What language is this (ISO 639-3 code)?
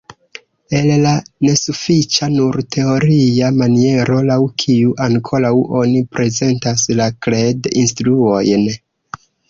epo